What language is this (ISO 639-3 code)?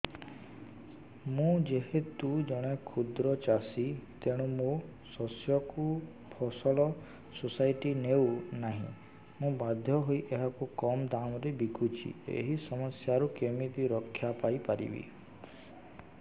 ori